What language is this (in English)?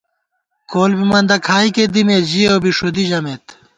Gawar-Bati